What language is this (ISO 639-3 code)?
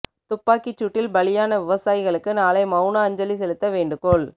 tam